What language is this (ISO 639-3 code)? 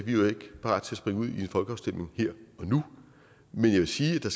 dan